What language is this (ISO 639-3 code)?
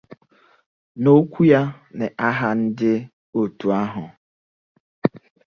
ibo